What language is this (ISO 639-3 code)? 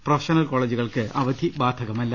mal